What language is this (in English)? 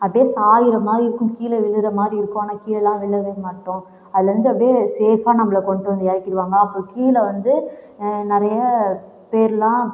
Tamil